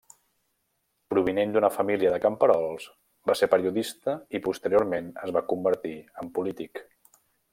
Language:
Catalan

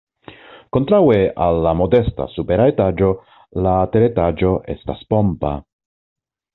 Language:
Esperanto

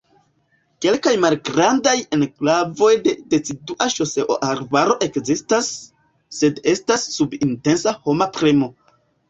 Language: Esperanto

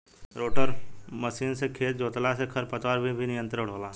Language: Bhojpuri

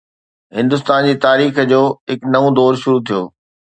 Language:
Sindhi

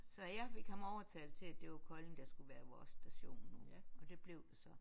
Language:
Danish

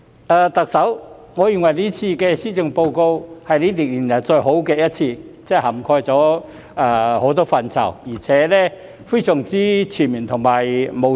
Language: Cantonese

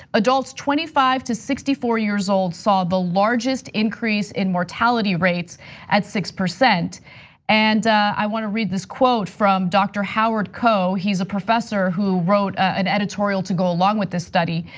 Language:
English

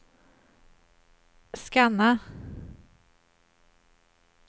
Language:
Swedish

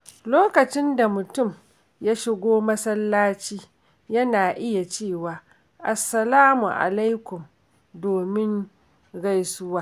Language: Hausa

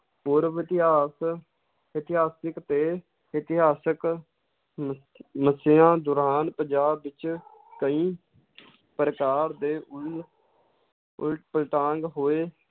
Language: Punjabi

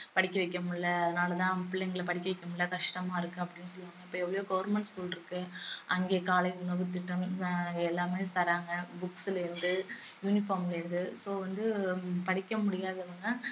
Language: Tamil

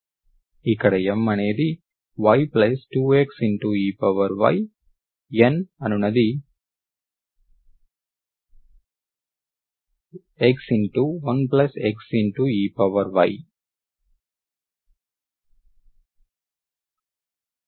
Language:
Telugu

